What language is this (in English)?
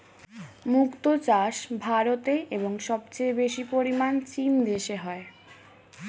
Bangla